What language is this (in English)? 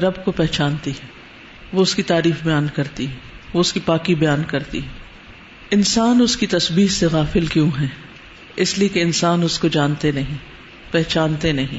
Urdu